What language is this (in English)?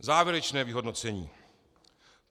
Czech